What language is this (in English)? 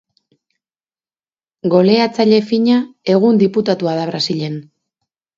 Basque